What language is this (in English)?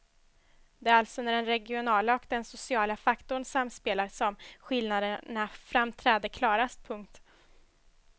Swedish